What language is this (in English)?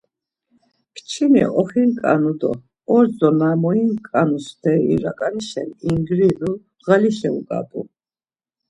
Laz